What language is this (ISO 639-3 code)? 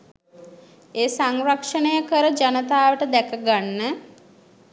sin